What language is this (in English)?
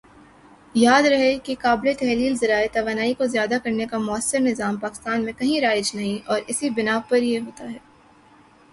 Urdu